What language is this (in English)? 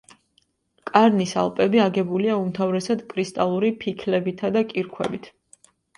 Georgian